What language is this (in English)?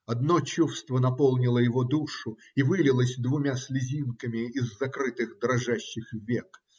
Russian